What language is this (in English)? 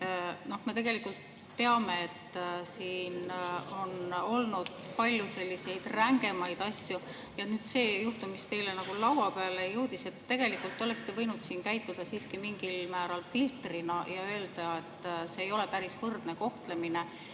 Estonian